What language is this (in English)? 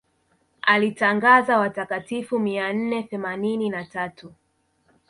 Swahili